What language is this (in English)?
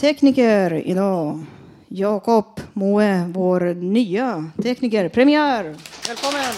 Swedish